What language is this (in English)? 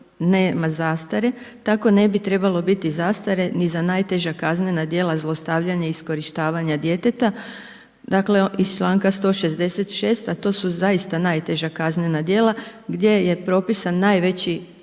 Croatian